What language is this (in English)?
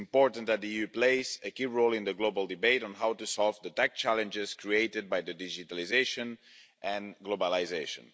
English